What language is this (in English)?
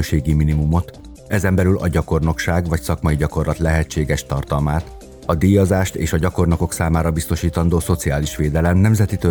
Hungarian